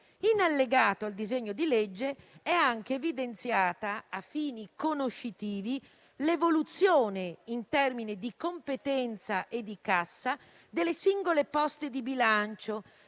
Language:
Italian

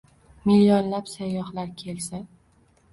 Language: Uzbek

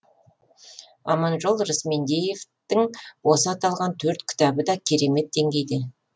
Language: Kazakh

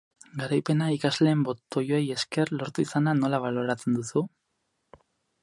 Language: Basque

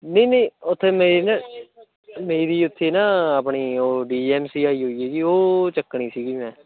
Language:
Punjabi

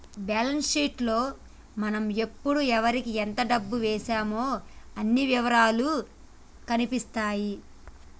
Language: Telugu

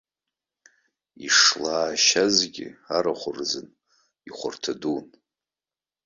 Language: Abkhazian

